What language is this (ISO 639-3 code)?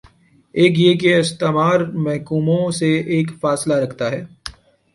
urd